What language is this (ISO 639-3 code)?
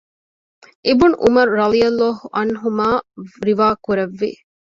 div